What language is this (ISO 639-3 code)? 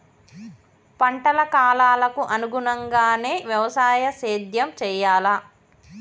tel